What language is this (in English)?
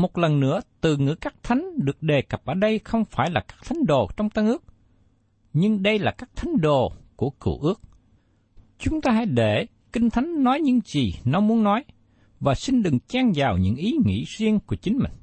Vietnamese